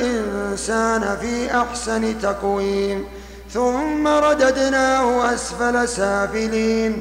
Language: Arabic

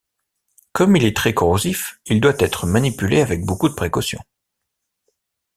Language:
French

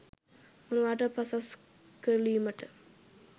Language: Sinhala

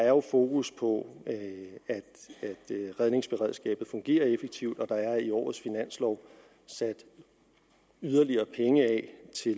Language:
Danish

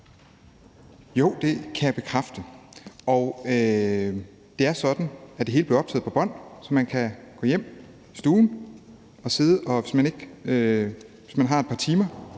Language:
Danish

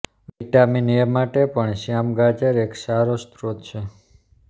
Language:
Gujarati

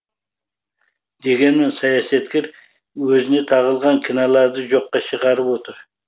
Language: Kazakh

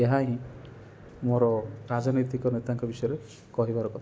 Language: Odia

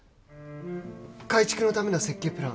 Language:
Japanese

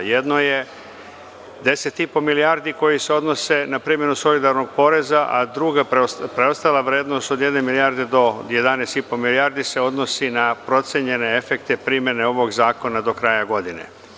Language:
Serbian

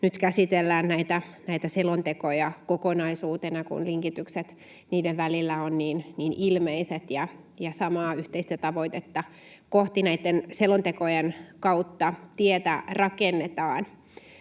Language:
Finnish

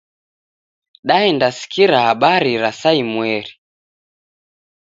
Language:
Taita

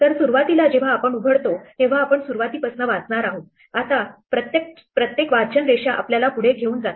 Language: Marathi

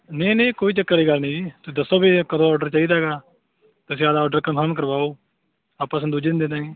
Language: Punjabi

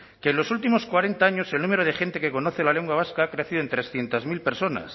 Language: Spanish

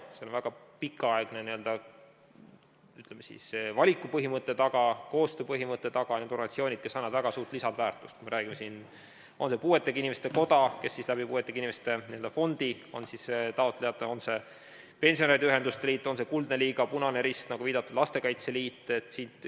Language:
Estonian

